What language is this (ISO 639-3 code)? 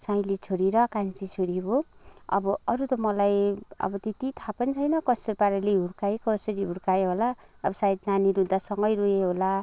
nep